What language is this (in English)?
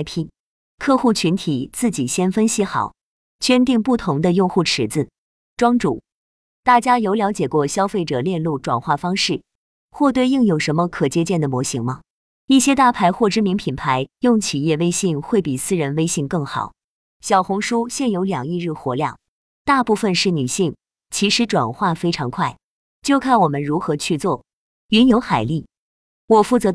Chinese